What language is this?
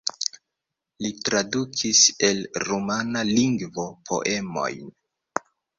Esperanto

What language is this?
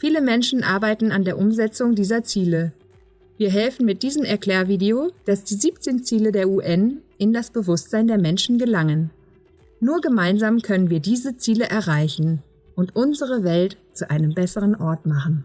German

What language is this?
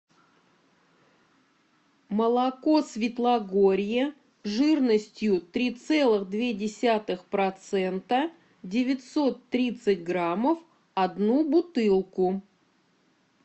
Russian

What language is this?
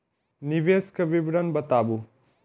Maithili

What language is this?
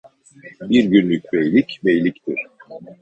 Turkish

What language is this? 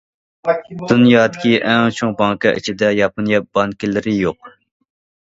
Uyghur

